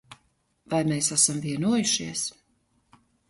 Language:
Latvian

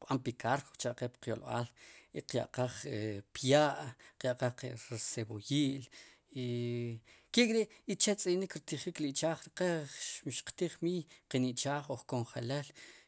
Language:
Sipacapense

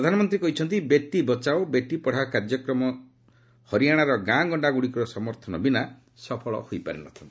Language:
Odia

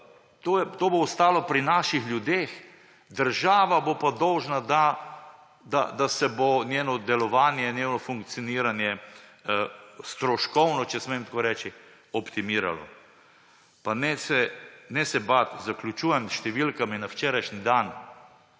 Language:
Slovenian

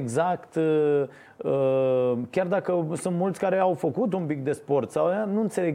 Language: Romanian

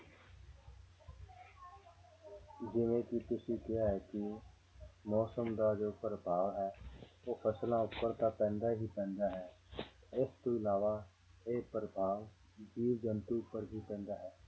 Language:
Punjabi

